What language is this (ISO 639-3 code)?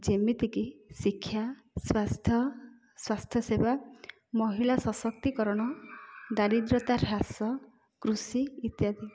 ori